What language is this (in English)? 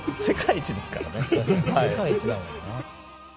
Japanese